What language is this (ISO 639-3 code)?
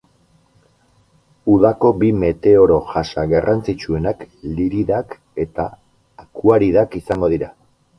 eus